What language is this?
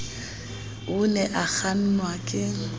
Southern Sotho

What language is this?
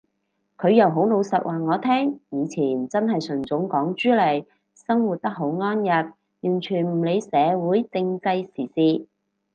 Cantonese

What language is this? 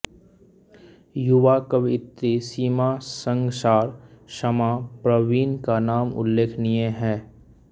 Hindi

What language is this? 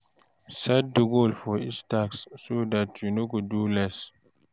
Nigerian Pidgin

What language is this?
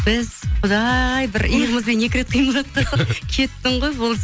Kazakh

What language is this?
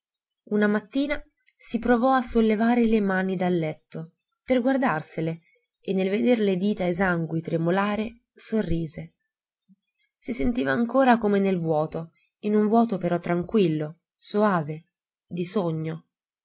Italian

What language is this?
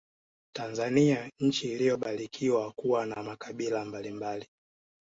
Swahili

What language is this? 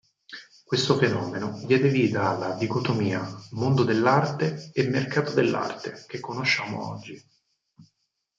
Italian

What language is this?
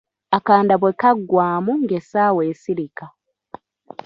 Ganda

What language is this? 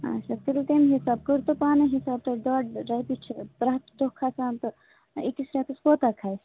Kashmiri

